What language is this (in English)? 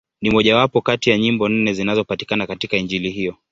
Swahili